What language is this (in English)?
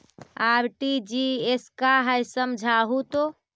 Magahi